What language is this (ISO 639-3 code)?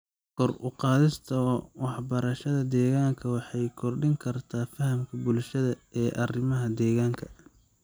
som